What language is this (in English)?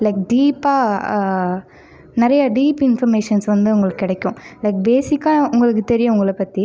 Tamil